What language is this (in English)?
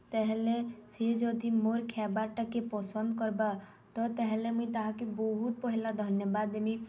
Odia